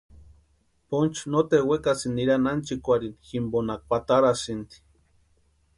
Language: Western Highland Purepecha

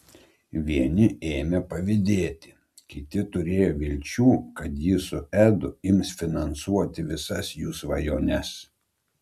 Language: Lithuanian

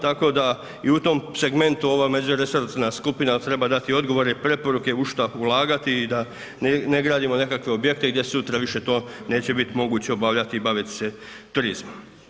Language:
Croatian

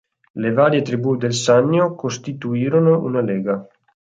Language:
Italian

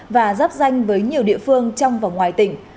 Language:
Vietnamese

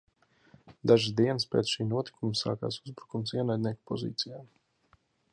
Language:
Latvian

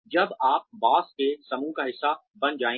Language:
Hindi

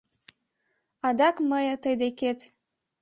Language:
Mari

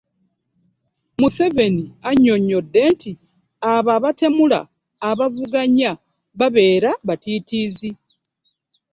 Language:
Ganda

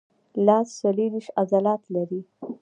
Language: Pashto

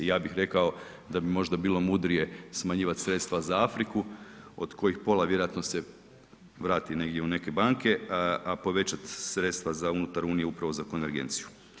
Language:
Croatian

